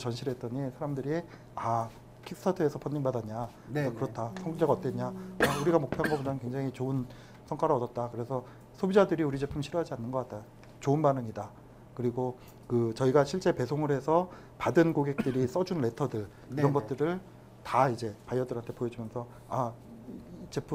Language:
Korean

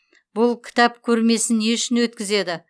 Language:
Kazakh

